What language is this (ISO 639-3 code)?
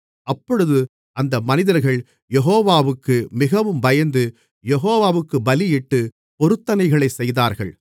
tam